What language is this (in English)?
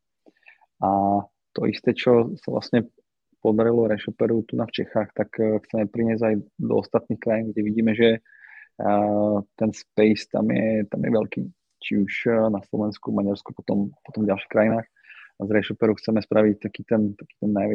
Slovak